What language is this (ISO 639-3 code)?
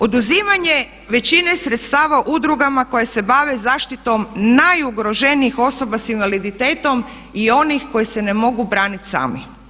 hrv